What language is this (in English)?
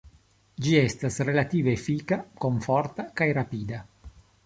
Esperanto